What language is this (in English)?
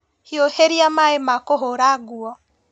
Kikuyu